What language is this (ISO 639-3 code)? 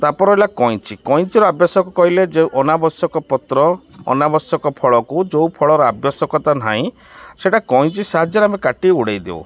ori